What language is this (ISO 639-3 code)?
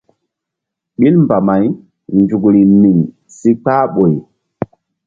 mdd